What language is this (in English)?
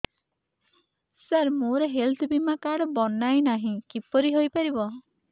Odia